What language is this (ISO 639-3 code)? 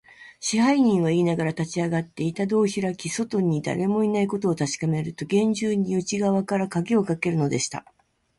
jpn